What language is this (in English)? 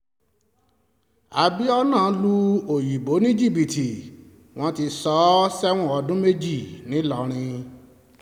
Yoruba